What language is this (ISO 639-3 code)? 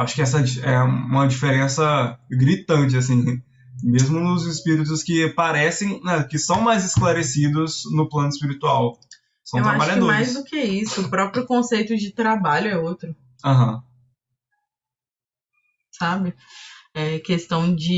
por